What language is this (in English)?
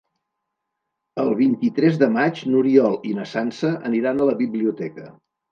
Catalan